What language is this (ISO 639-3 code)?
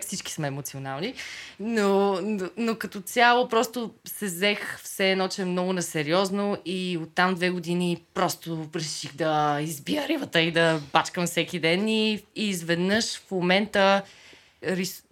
bul